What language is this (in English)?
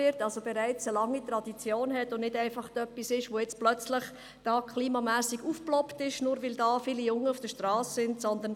Swiss German